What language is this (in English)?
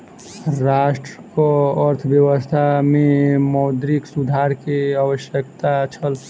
Maithili